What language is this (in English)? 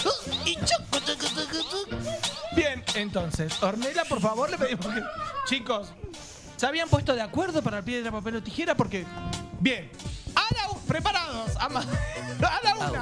Spanish